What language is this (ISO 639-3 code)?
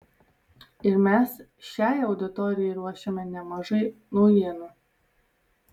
lit